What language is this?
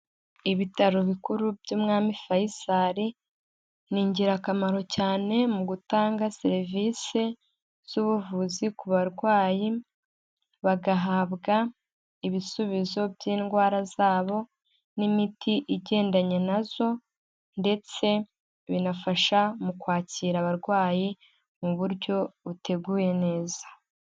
Kinyarwanda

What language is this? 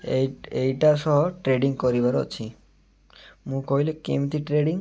Odia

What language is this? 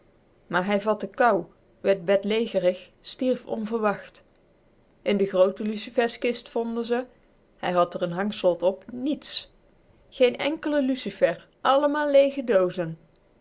Dutch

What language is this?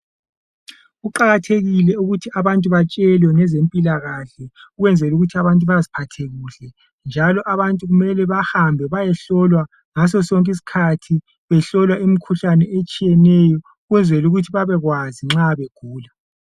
North Ndebele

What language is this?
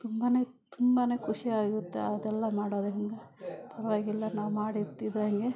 Kannada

